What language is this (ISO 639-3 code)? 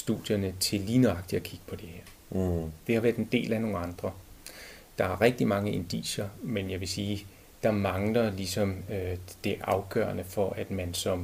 dan